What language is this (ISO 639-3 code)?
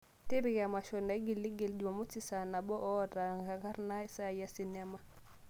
mas